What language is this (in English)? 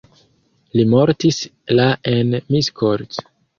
Esperanto